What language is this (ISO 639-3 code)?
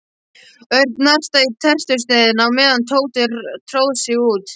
isl